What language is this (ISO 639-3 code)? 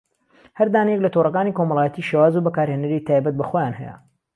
ckb